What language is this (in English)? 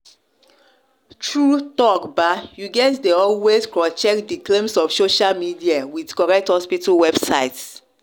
Nigerian Pidgin